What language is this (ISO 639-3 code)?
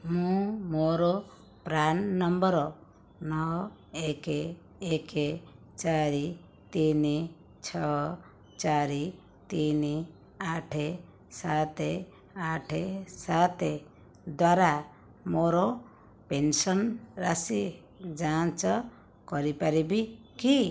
ori